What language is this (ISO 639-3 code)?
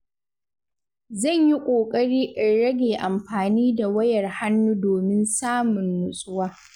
hau